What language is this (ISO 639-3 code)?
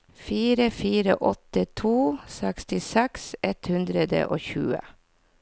nor